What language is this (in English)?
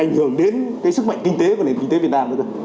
Vietnamese